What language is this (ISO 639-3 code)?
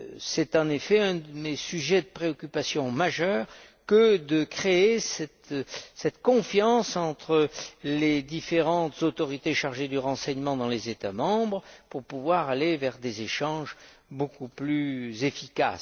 fra